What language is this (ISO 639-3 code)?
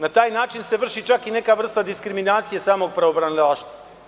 srp